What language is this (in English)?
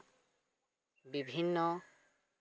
Santali